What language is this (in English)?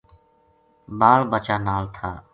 Gujari